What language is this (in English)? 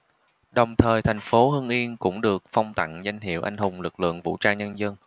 Vietnamese